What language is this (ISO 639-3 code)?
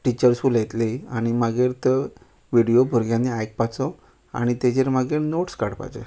kok